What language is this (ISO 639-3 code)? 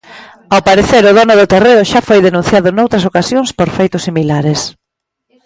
glg